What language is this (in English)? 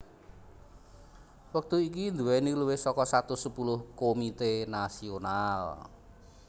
Javanese